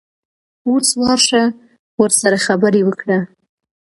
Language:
Pashto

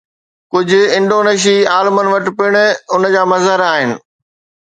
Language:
Sindhi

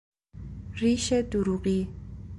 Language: Persian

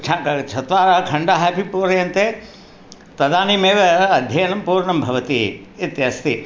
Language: Sanskrit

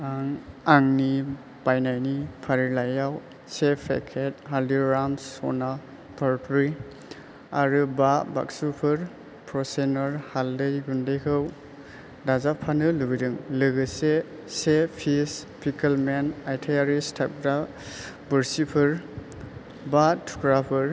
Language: Bodo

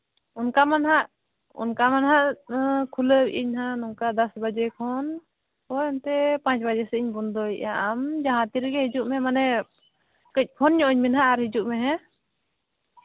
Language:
Santali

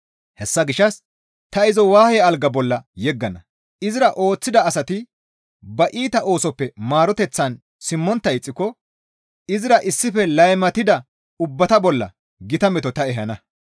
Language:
Gamo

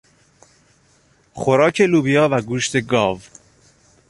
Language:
Persian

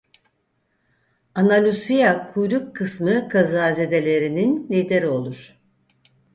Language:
Turkish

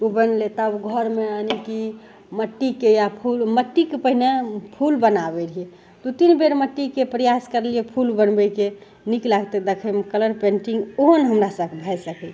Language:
Maithili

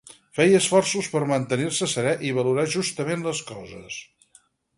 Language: Catalan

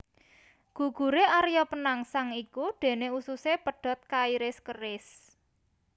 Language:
Javanese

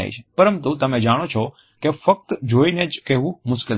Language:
Gujarati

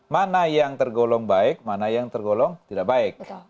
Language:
Indonesian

